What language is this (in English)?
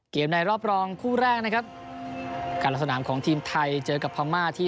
Thai